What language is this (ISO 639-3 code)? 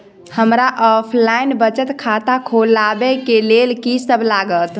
mai